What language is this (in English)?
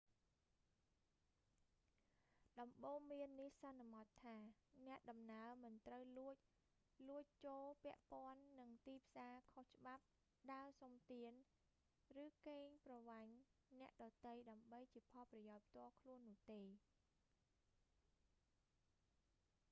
Khmer